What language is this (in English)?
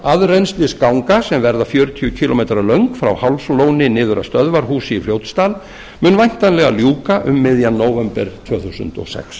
Icelandic